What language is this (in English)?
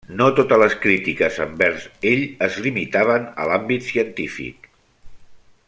Catalan